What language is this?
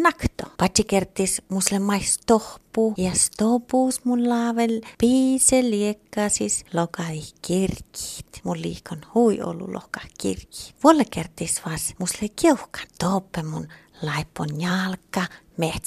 Finnish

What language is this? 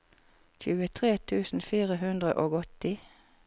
Norwegian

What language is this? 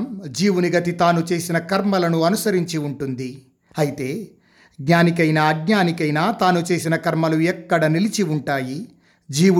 Telugu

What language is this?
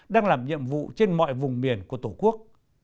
Vietnamese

